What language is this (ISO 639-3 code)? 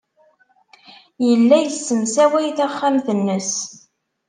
kab